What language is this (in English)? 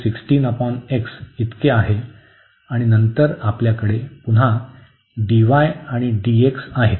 Marathi